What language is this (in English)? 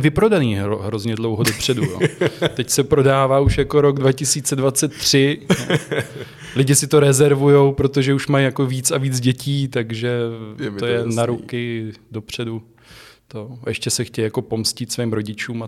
Czech